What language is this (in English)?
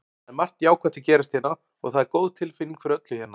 Icelandic